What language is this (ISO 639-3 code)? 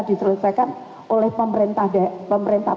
ind